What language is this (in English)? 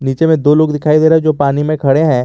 Hindi